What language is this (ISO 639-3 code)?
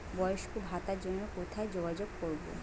ben